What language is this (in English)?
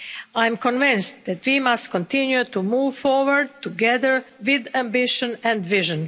English